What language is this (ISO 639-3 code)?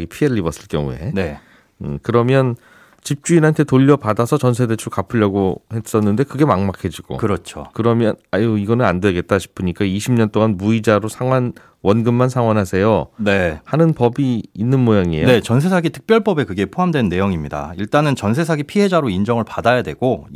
kor